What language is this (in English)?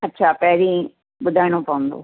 Sindhi